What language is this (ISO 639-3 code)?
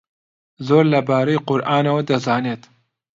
ckb